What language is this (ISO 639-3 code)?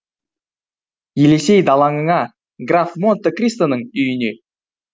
kaz